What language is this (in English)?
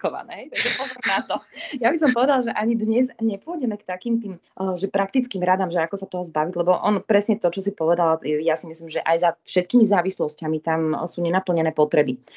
Slovak